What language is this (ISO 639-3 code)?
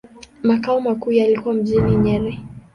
swa